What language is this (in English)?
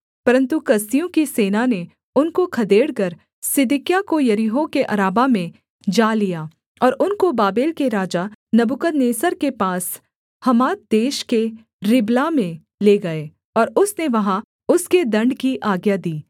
Hindi